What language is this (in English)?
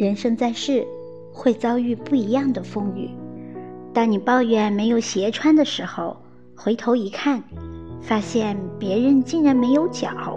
Chinese